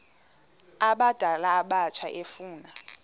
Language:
Xhosa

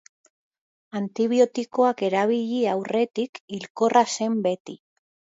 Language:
Basque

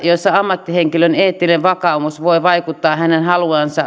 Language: Finnish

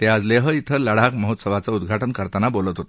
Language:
Marathi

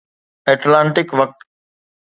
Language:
Sindhi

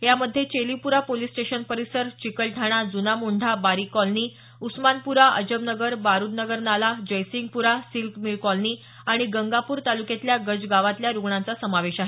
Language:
Marathi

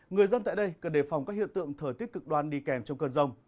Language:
Vietnamese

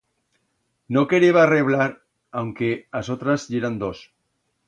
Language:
Aragonese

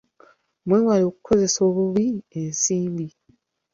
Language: Ganda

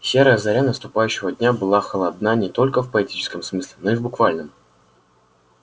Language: Russian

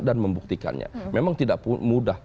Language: Indonesian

